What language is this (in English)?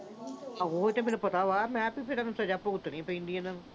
Punjabi